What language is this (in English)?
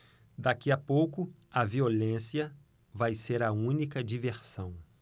Portuguese